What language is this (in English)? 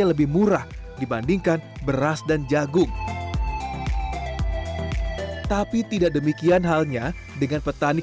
Indonesian